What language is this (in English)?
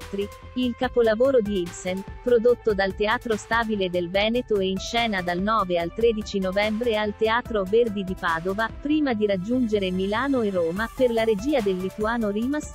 Italian